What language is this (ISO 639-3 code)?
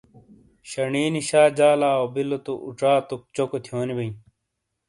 scl